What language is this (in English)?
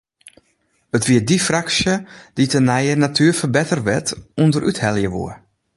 Western Frisian